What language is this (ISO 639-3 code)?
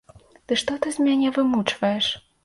bel